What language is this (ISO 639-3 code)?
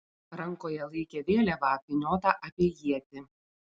lit